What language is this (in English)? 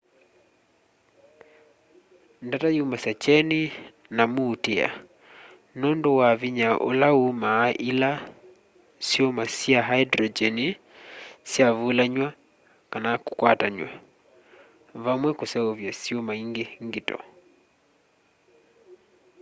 Kamba